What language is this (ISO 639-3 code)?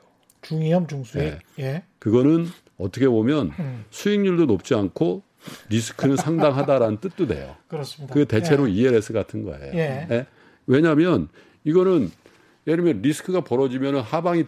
kor